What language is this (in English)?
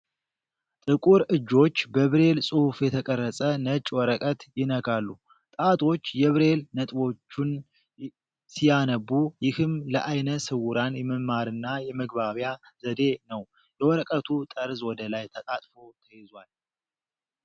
Amharic